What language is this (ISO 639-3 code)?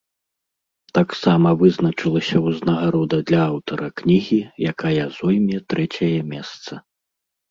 bel